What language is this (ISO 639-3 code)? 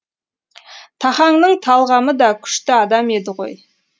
kaz